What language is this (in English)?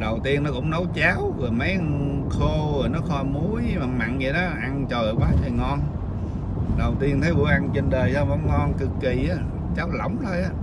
Vietnamese